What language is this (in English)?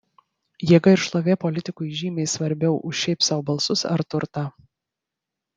Lithuanian